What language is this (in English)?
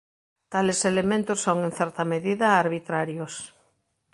Galician